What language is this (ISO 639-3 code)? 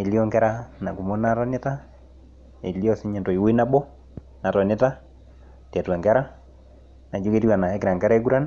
mas